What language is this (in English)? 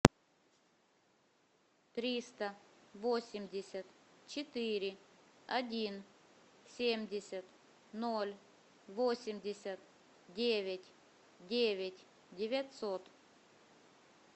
Russian